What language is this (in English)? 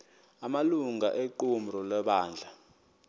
Xhosa